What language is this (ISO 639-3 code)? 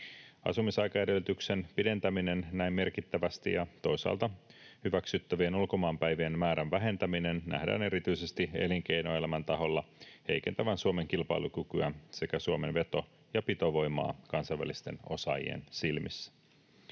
fin